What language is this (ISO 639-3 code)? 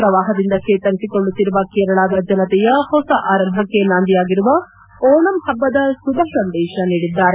kan